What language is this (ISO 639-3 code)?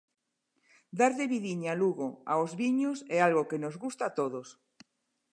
glg